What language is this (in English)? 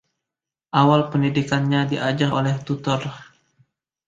Indonesian